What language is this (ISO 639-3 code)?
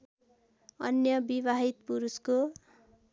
nep